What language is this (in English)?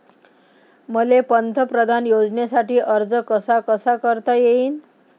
Marathi